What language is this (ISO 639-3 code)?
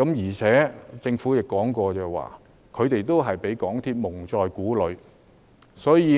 yue